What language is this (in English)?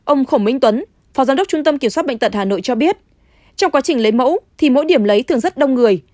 Vietnamese